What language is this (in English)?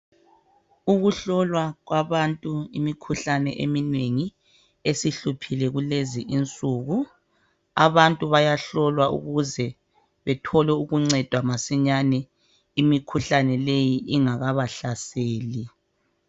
North Ndebele